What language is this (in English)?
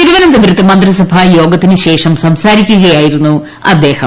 Malayalam